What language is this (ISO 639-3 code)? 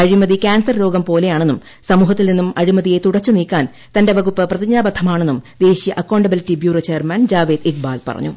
mal